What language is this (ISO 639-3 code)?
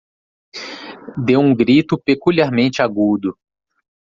por